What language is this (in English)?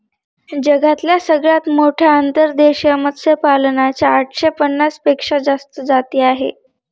Marathi